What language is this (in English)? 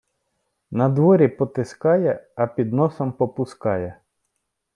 Ukrainian